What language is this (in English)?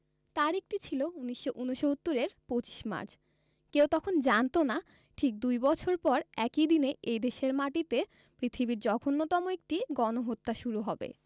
Bangla